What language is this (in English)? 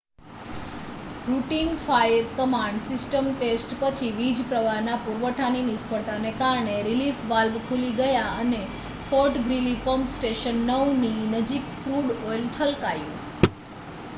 Gujarati